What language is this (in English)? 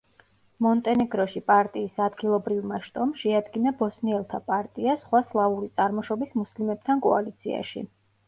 Georgian